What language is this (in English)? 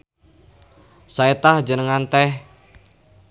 Sundanese